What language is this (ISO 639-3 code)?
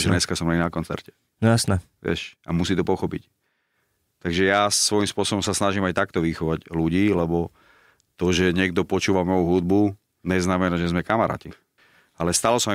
slk